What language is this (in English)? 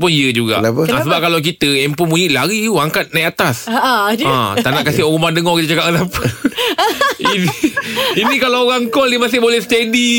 Malay